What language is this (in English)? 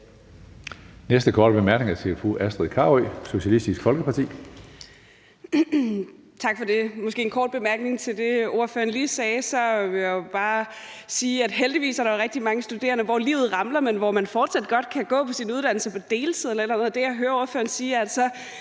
Danish